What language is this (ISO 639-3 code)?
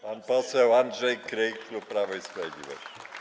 pol